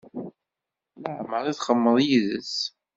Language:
Kabyle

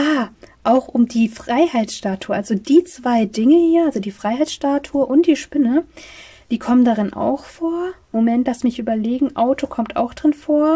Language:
German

